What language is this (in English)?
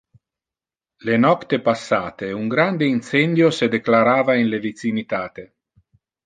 Interlingua